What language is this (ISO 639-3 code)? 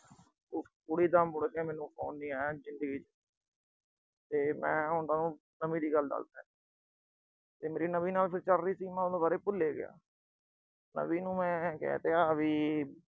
pan